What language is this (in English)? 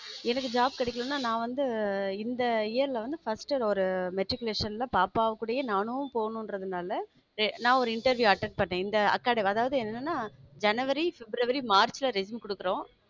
Tamil